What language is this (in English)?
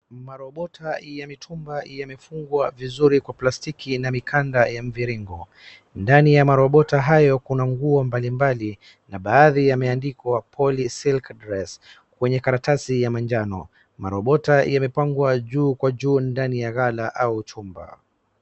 Swahili